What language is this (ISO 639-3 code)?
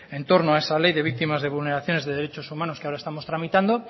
spa